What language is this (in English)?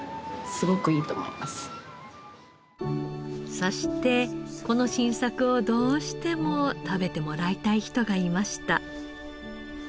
Japanese